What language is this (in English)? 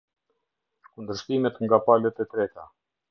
Albanian